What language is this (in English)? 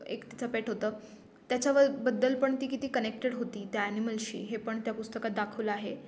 Marathi